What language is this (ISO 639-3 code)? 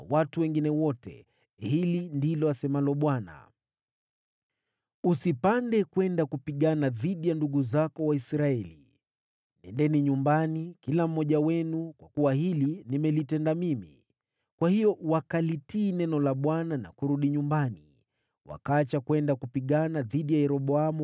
swa